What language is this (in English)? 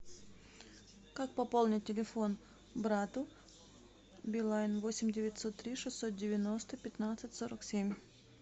Russian